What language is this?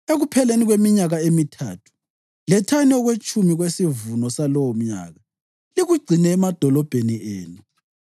North Ndebele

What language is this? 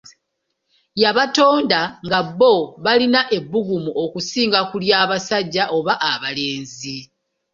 Ganda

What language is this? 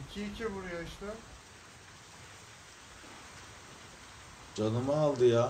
Turkish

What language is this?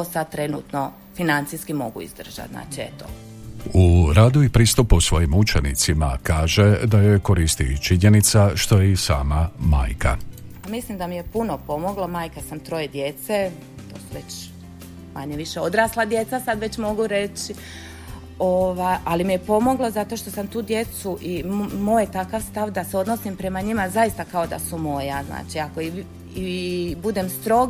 Croatian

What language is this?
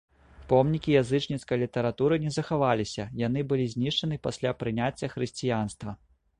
Belarusian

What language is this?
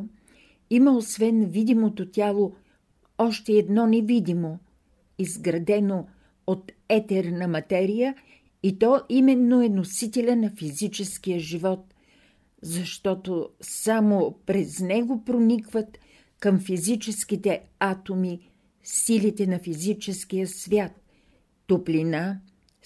Bulgarian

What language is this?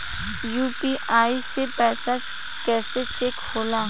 Bhojpuri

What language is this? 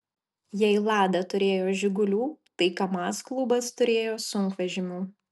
Lithuanian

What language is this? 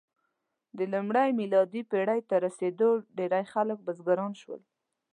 Pashto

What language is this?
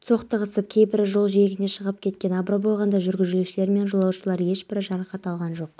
Kazakh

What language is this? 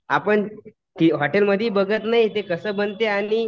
Marathi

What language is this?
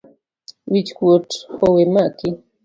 Luo (Kenya and Tanzania)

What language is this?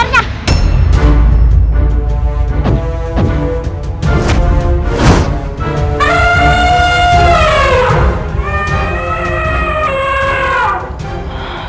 Indonesian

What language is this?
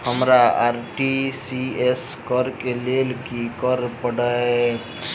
Maithili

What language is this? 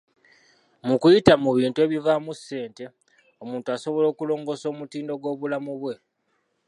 Ganda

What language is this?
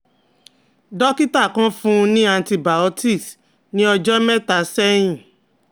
Yoruba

